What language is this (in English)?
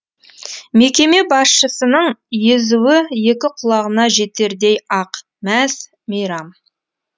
Kazakh